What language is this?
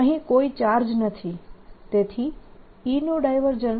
Gujarati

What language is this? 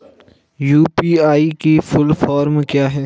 Hindi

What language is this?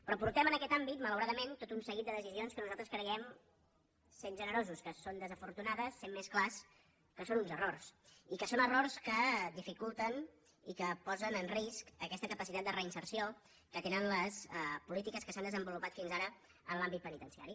Catalan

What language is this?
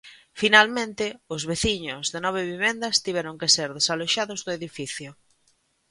Galician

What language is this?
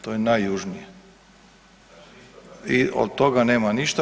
Croatian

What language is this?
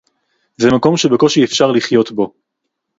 Hebrew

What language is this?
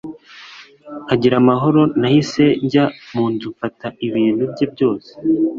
Kinyarwanda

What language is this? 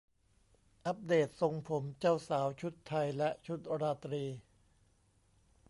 Thai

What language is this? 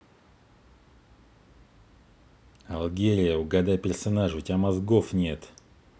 Russian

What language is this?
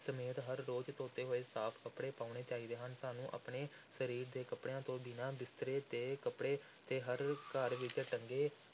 Punjabi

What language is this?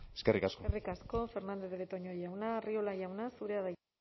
Basque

